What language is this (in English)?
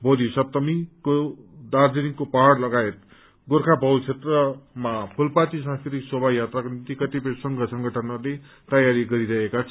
Nepali